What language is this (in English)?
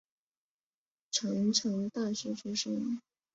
Chinese